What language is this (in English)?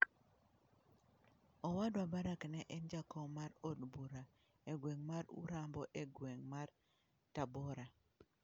Luo (Kenya and Tanzania)